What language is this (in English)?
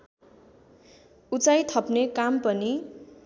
Nepali